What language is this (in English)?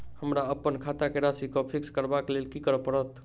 Maithili